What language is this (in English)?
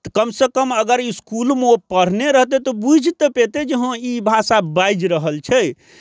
Maithili